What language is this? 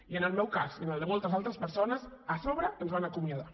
Catalan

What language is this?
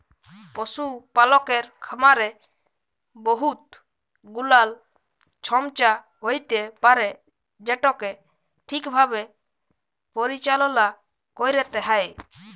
Bangla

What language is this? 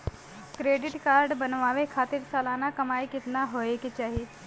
Bhojpuri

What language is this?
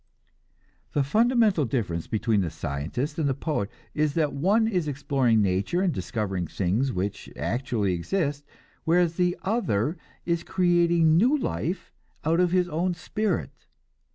English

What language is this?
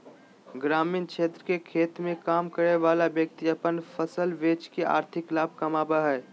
Magahi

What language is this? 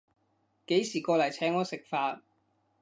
Cantonese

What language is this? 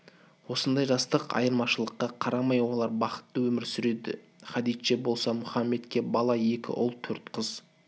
Kazakh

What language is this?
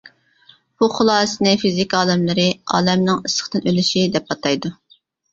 Uyghur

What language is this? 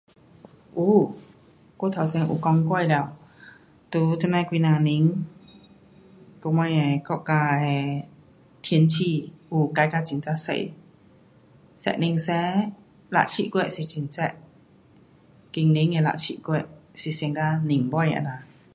Pu-Xian Chinese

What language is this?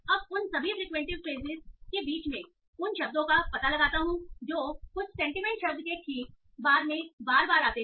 Hindi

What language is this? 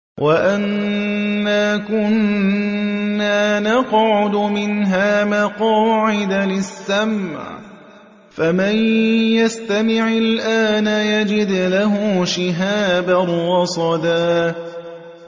Arabic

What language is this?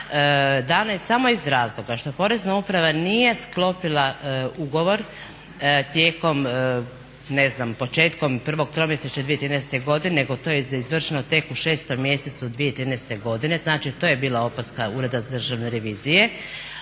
Croatian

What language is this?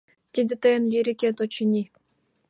Mari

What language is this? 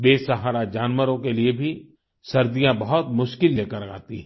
Hindi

